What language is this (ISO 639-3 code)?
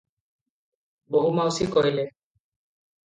ori